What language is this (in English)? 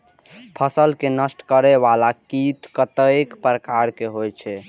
Maithili